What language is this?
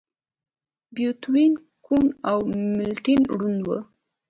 Pashto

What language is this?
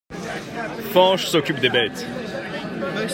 French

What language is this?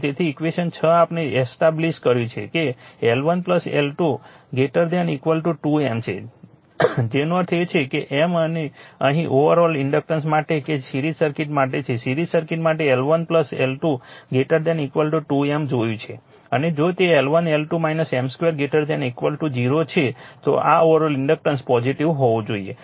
Gujarati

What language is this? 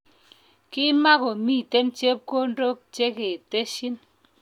Kalenjin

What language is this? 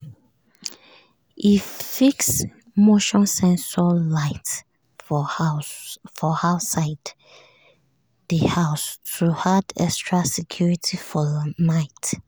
Nigerian Pidgin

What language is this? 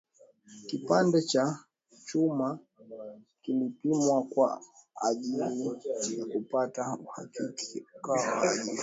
Swahili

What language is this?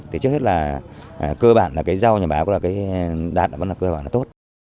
Vietnamese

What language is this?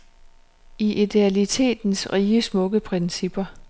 Danish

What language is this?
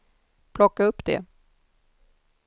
Swedish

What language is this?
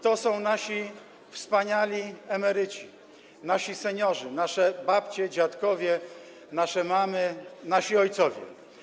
Polish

